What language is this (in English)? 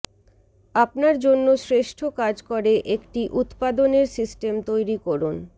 Bangla